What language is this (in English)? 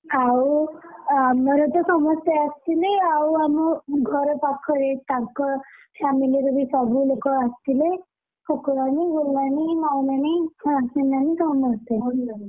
Odia